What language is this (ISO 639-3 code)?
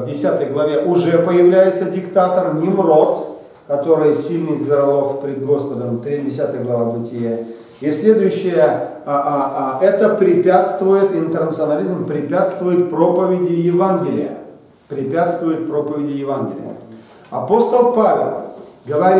rus